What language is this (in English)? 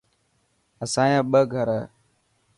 Dhatki